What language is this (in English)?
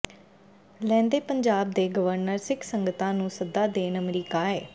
Punjabi